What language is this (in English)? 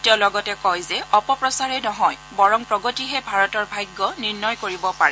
Assamese